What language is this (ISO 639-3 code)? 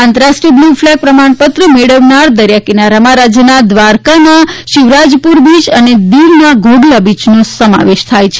guj